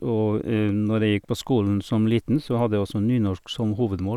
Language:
Norwegian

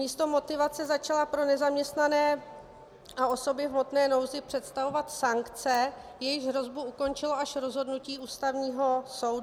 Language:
Czech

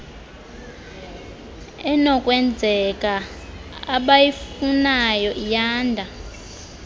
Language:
Xhosa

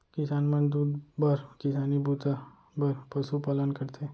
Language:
Chhattisgarhi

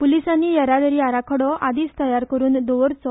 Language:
Konkani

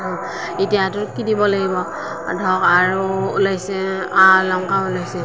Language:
Assamese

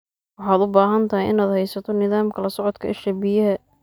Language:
Somali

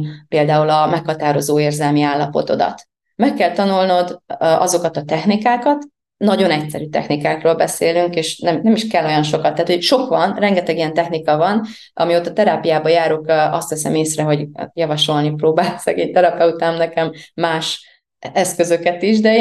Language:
Hungarian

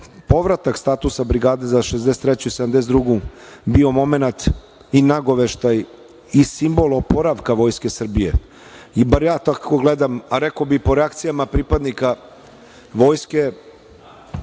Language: Serbian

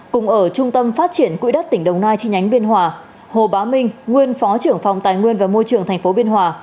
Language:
Vietnamese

